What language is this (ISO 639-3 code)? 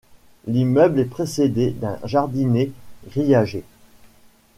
fra